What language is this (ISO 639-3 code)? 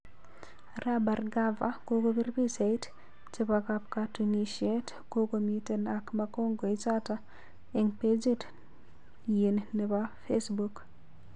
kln